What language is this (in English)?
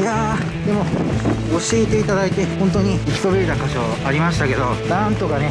Japanese